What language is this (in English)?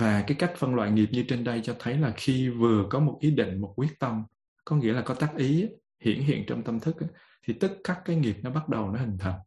Vietnamese